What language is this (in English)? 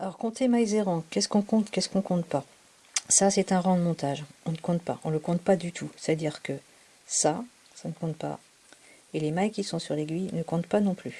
French